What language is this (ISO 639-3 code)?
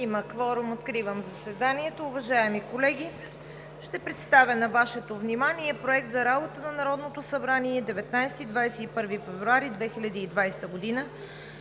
bul